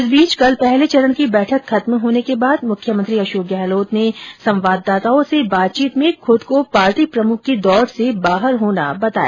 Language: Hindi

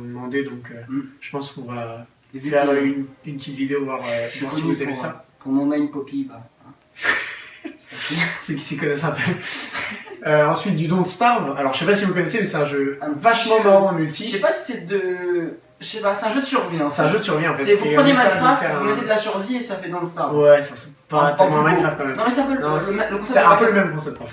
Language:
French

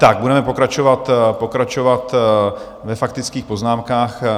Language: Czech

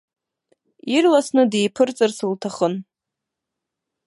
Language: Abkhazian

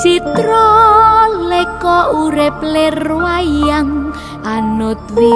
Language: Indonesian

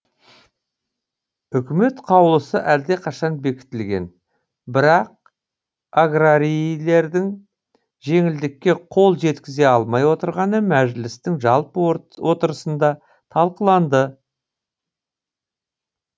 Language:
Kazakh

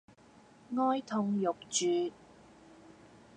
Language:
Cantonese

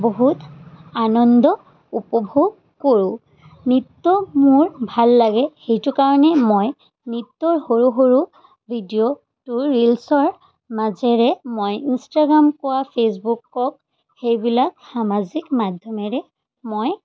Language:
Assamese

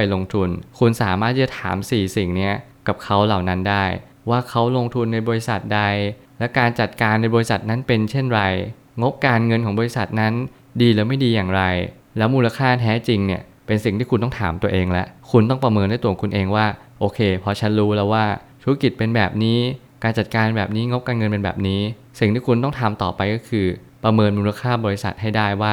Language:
Thai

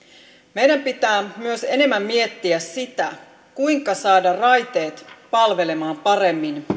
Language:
Finnish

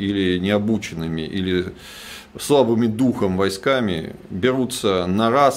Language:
Russian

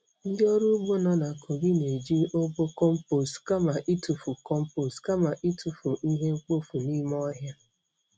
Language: Igbo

